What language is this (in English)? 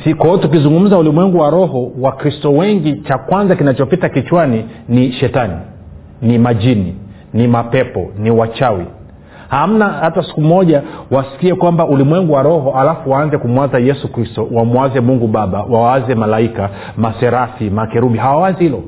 Swahili